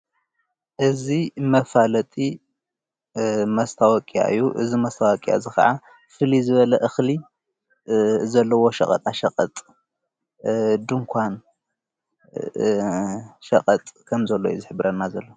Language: Tigrinya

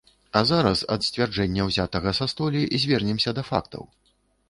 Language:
Belarusian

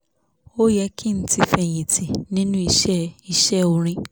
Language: Yoruba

